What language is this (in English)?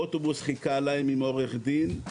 Hebrew